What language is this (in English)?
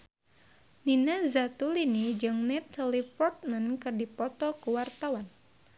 Sundanese